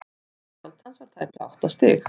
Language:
Icelandic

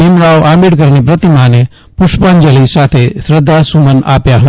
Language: Gujarati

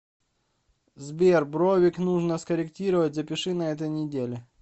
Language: Russian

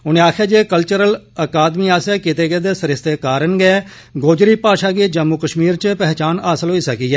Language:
Dogri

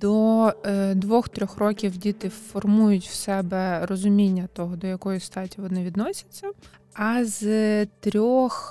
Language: Ukrainian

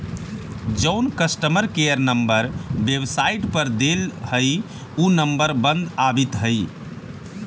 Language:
Magahi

